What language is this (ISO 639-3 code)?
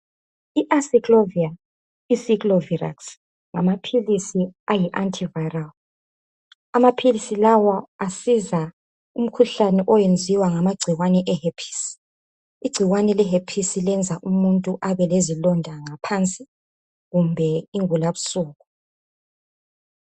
nde